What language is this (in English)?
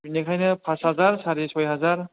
Bodo